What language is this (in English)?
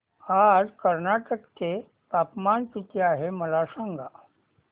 Marathi